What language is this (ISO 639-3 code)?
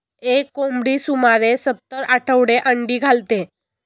mar